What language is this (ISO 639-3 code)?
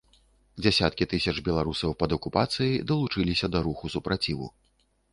bel